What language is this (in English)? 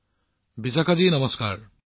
Assamese